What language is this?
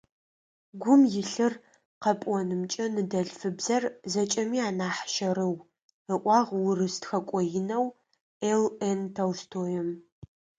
Adyghe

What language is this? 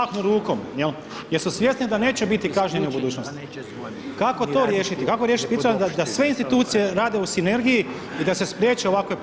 Croatian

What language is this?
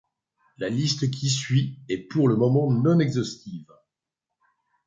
French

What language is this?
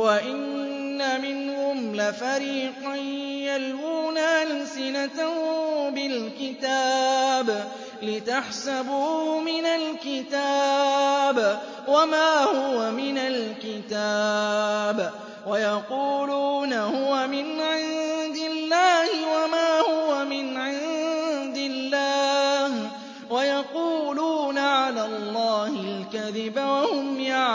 Arabic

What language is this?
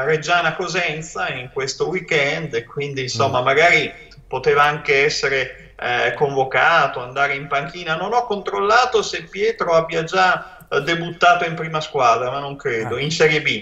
Italian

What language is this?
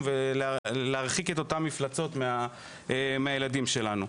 Hebrew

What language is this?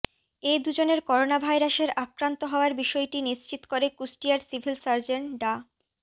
Bangla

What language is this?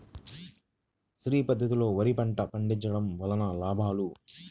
Telugu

